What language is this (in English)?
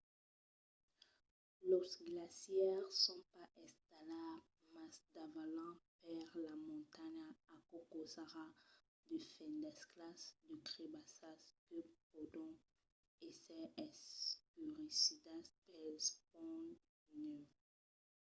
Occitan